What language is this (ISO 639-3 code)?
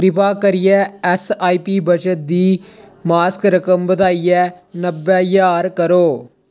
doi